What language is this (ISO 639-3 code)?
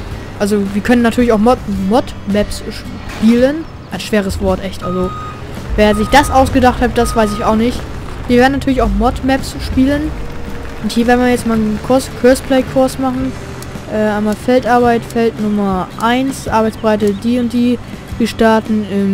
deu